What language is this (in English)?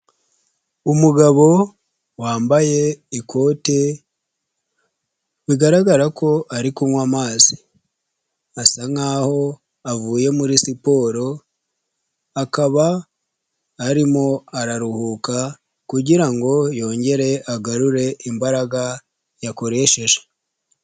Kinyarwanda